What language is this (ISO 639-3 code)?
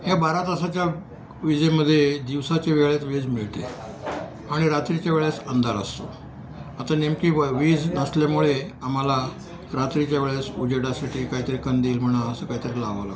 mar